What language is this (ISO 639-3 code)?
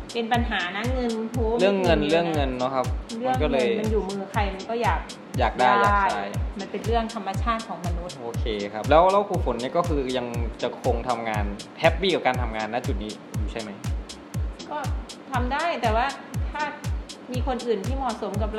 tha